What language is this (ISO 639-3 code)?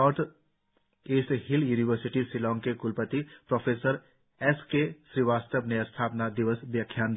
hin